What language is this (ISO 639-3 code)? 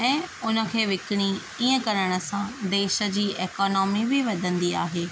snd